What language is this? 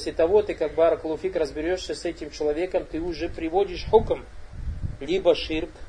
Russian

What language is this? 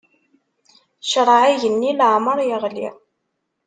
Kabyle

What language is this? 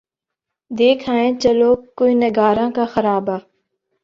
Urdu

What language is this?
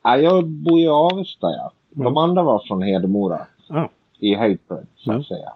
Swedish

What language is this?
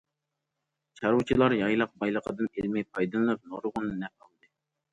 Uyghur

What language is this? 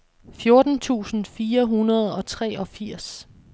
Danish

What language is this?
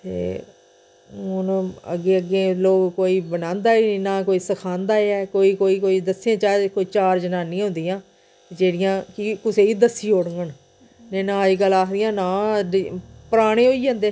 Dogri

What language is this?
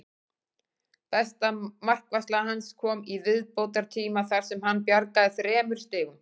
Icelandic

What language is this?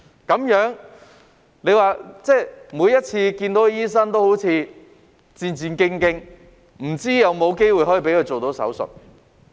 Cantonese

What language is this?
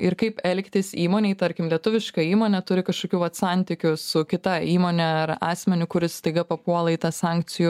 Lithuanian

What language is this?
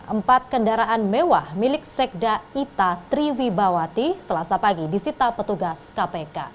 Indonesian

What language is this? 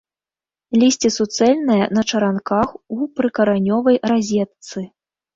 Belarusian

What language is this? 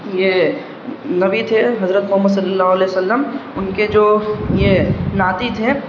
Urdu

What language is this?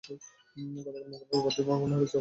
Bangla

